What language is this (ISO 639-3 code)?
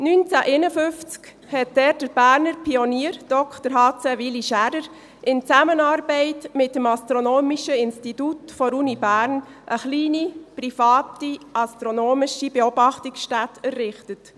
gsw